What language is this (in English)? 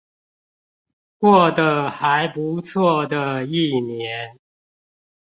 Chinese